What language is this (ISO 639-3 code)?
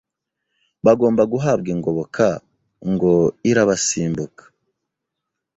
kin